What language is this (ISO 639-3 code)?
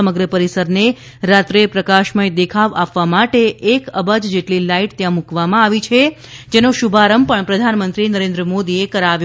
guj